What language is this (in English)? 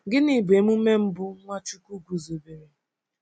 Igbo